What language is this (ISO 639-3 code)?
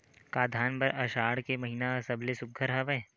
hne